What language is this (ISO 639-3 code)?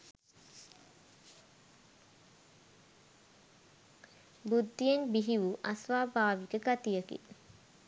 sin